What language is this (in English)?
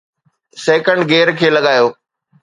Sindhi